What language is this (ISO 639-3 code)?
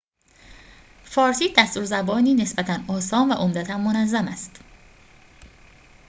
fas